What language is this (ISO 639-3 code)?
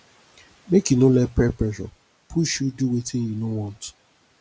pcm